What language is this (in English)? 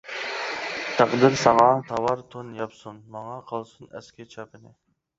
Uyghur